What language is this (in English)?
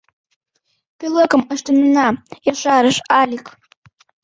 Mari